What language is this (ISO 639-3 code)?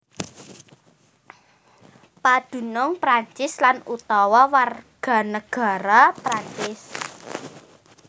jav